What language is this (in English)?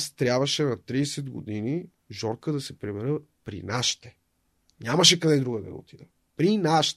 Bulgarian